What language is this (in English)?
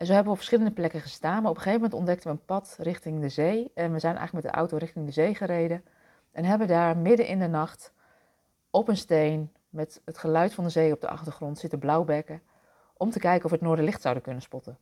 Dutch